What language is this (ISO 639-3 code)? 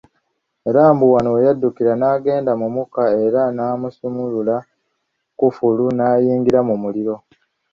lug